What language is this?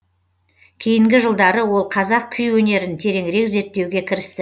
Kazakh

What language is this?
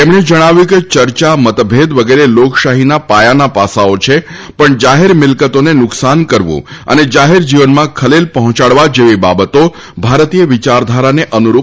Gujarati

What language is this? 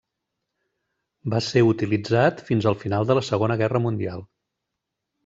Catalan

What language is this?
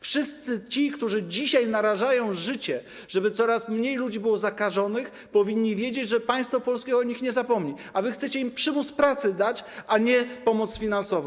Polish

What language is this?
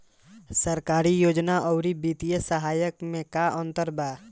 Bhojpuri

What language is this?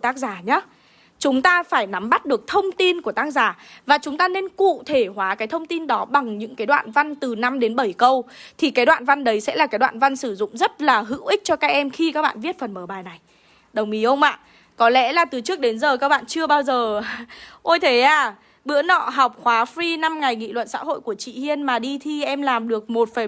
Vietnamese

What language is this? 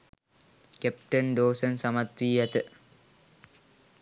Sinhala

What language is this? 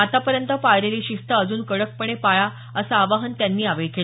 Marathi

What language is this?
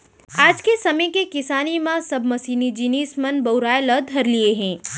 Chhattisgarhi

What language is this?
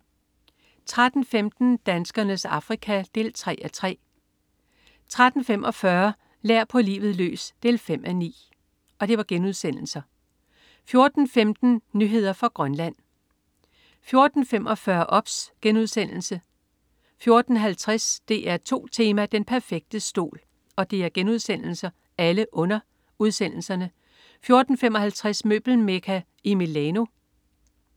Danish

